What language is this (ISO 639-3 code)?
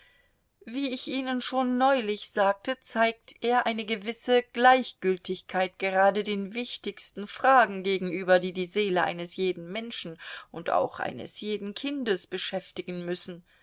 deu